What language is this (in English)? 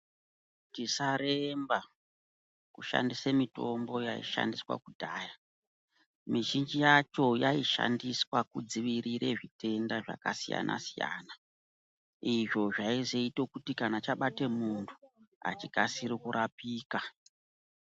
Ndau